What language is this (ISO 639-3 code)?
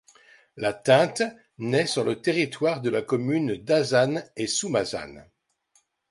fra